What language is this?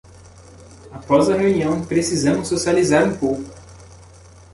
Portuguese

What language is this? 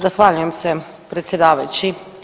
Croatian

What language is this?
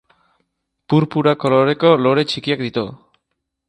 Basque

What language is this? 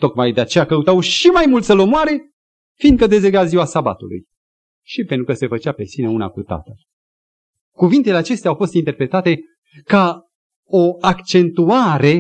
Romanian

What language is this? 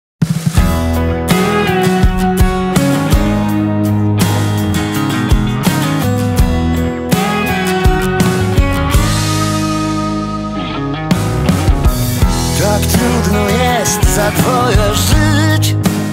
Polish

